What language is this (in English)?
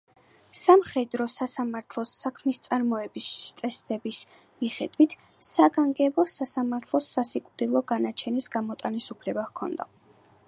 Georgian